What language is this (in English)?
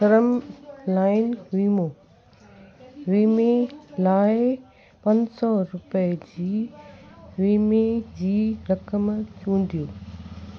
Sindhi